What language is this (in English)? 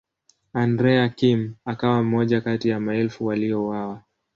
Swahili